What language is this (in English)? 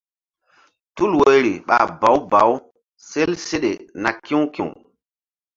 Mbum